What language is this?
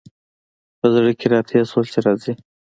Pashto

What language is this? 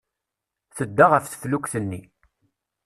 Kabyle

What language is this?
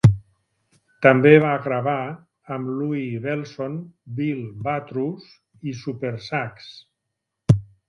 Catalan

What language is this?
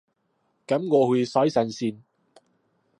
Cantonese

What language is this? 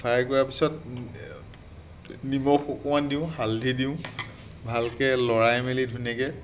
Assamese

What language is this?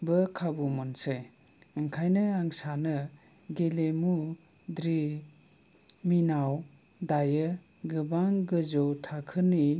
Bodo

